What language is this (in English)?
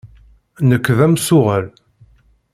Kabyle